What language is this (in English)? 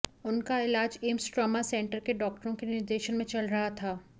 Hindi